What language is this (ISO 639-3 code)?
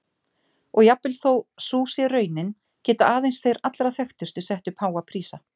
isl